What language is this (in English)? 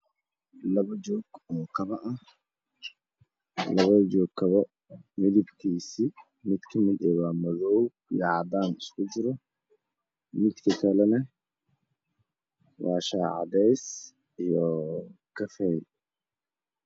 Somali